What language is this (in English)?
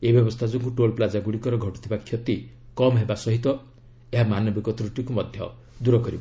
Odia